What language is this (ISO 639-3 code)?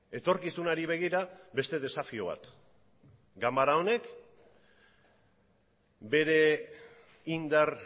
eus